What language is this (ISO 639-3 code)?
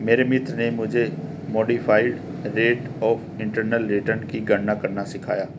hin